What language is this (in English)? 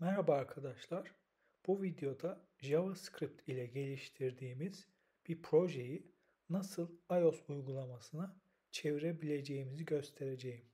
Turkish